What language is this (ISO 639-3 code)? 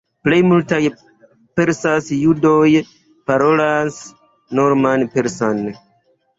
epo